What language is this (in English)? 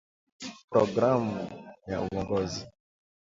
Swahili